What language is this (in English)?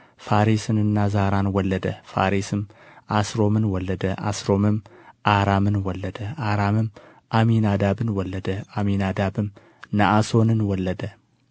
Amharic